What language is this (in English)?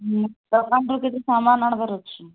Odia